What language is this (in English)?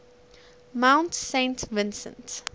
English